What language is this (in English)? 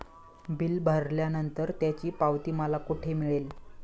Marathi